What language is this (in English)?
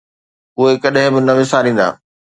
Sindhi